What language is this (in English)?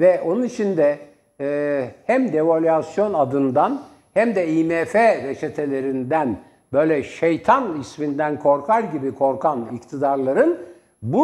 Turkish